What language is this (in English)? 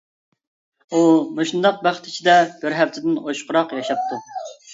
Uyghur